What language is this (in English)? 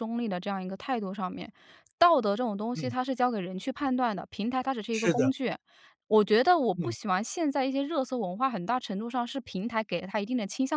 Chinese